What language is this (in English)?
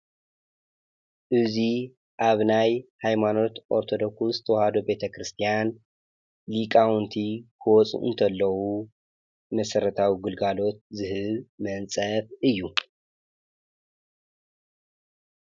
Tigrinya